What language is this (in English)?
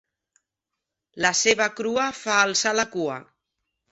Catalan